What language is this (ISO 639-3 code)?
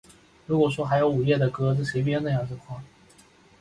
zho